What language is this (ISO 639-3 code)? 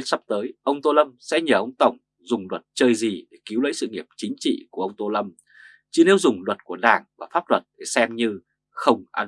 vie